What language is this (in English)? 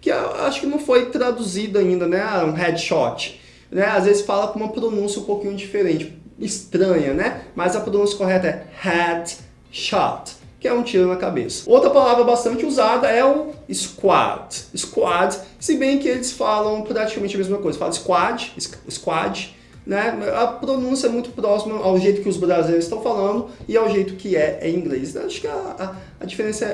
Portuguese